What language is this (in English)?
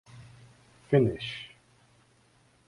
Urdu